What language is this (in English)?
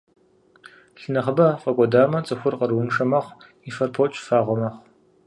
Kabardian